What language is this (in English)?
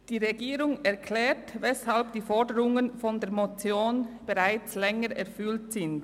Swiss German